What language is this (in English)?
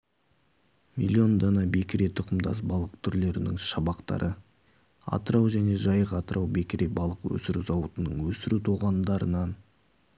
Kazakh